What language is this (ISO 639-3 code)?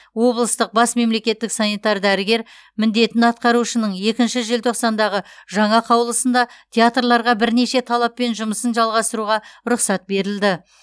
kaz